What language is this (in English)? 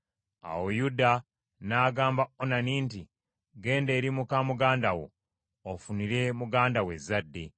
Ganda